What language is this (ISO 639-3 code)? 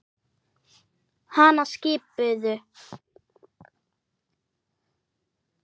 isl